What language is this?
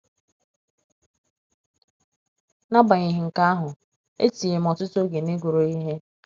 Igbo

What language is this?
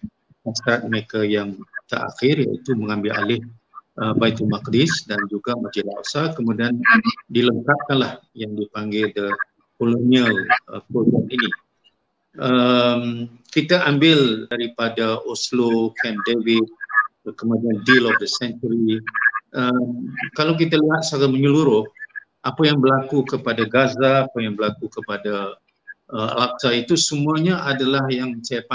Malay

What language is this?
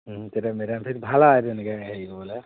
Assamese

